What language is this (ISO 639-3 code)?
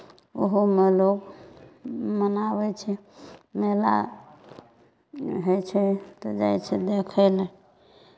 mai